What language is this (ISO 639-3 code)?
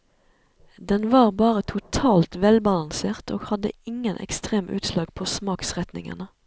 nor